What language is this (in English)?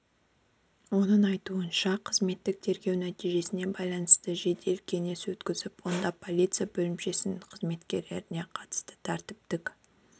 Kazakh